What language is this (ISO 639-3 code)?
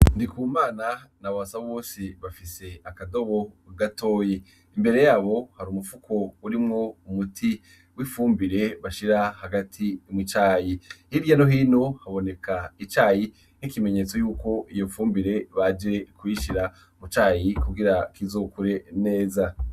run